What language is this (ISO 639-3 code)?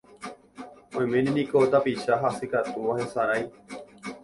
grn